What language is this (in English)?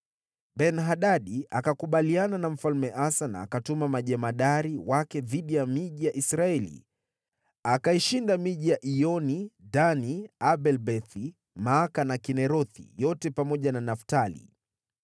Swahili